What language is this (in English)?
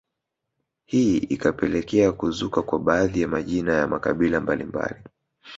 Swahili